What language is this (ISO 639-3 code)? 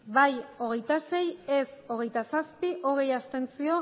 eus